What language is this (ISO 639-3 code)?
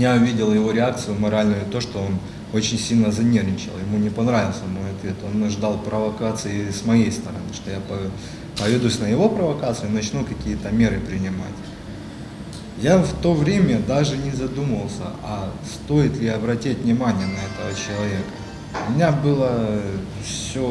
rus